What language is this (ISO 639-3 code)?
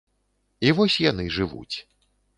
bel